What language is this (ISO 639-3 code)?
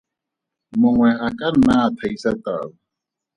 tsn